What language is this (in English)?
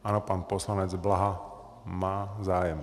Czech